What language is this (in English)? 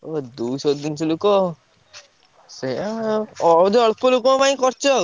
Odia